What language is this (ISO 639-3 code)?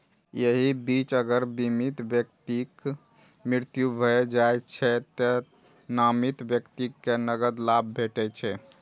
mai